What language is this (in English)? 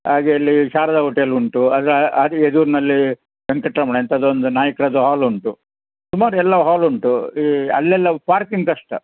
Kannada